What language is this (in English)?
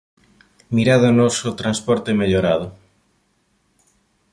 Galician